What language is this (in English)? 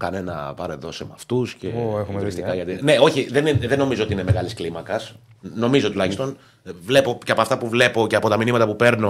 Greek